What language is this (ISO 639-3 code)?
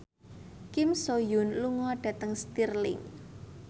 jav